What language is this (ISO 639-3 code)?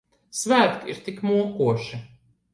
lav